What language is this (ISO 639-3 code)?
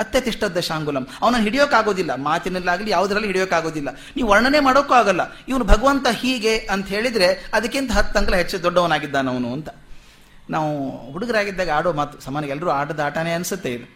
kan